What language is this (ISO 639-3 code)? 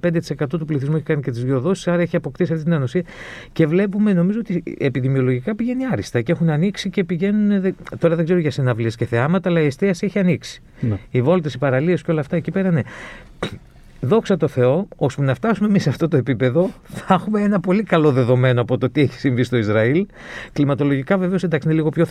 ell